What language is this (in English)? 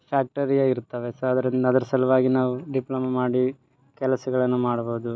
Kannada